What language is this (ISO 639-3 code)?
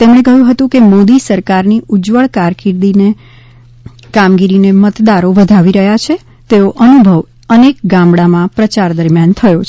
guj